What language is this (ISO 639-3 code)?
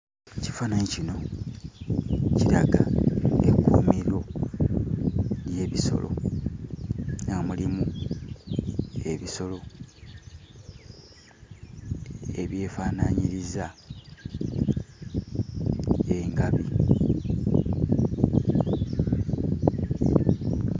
lug